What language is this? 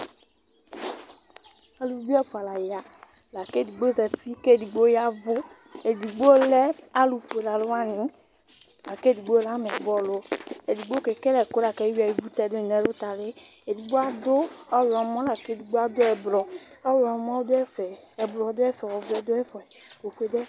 Ikposo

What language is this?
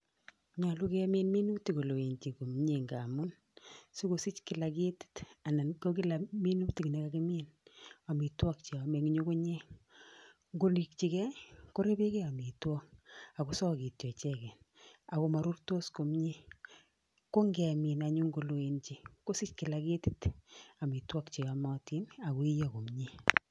Kalenjin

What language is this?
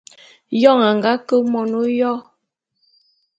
Bulu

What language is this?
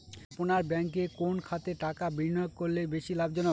Bangla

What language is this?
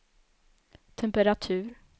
Swedish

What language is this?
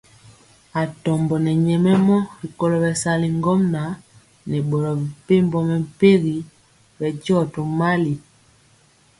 Mpiemo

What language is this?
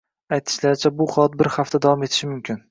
Uzbek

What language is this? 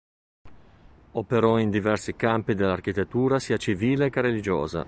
Italian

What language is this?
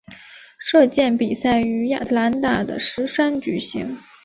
Chinese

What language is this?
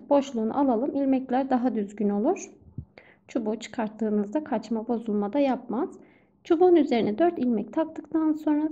Turkish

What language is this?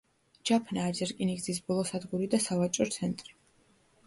Georgian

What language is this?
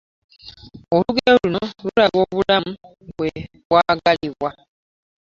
Ganda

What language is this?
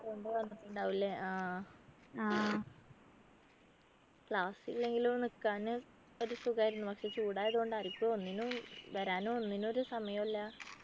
Malayalam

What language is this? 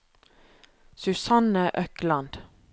Norwegian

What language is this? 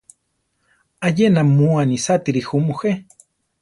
Central Tarahumara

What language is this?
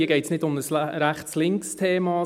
Swiss German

